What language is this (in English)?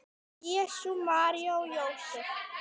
Icelandic